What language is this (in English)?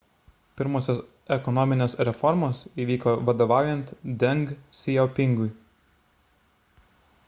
Lithuanian